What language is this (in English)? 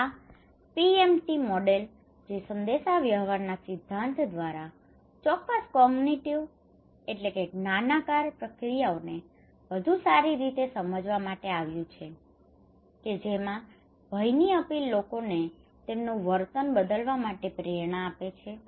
Gujarati